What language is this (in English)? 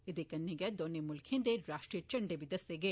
Dogri